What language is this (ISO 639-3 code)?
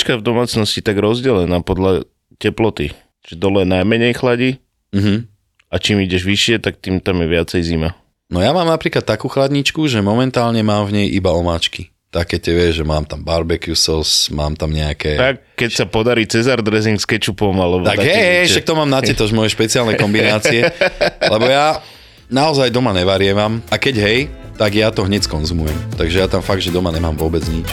slk